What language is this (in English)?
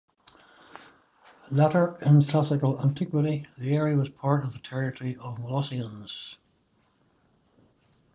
English